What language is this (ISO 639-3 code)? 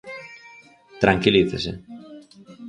glg